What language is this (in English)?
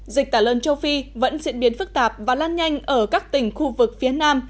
Vietnamese